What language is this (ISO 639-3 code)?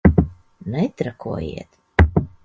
lav